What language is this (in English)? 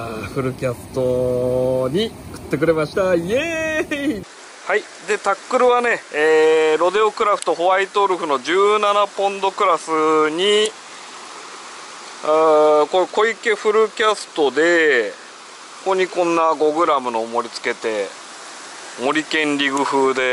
Japanese